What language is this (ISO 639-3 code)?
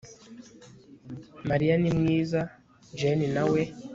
kin